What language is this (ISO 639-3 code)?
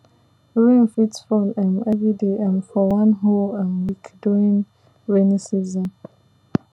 pcm